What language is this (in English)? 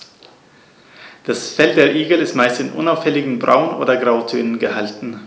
German